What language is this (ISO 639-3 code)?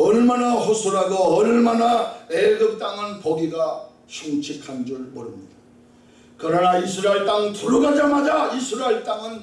kor